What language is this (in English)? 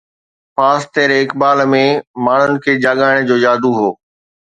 Sindhi